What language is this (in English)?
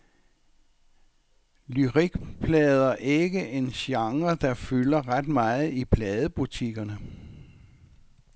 Danish